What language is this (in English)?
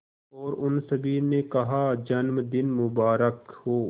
Hindi